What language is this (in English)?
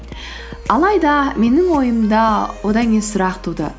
Kazakh